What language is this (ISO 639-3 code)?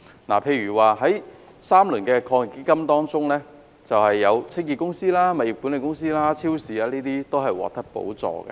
yue